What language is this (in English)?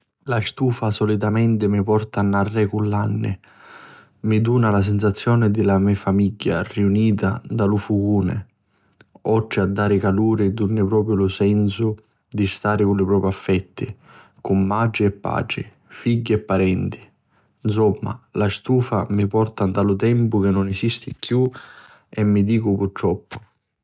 Sicilian